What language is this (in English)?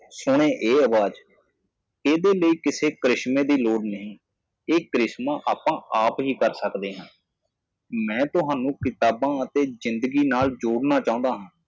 Punjabi